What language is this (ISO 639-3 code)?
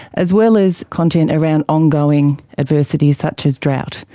eng